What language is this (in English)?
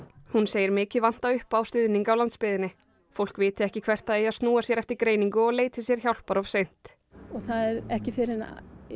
Icelandic